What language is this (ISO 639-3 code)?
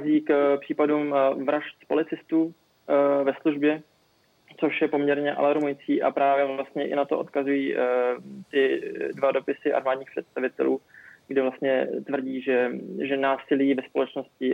ces